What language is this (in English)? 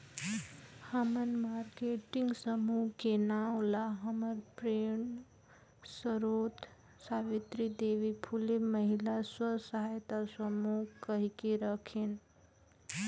Chhattisgarhi